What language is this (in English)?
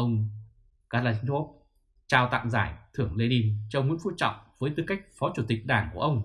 Vietnamese